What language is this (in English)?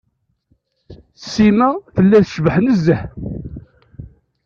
Kabyle